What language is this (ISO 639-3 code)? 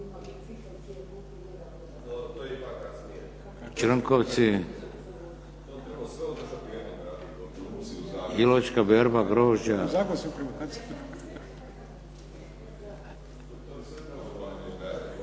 hrv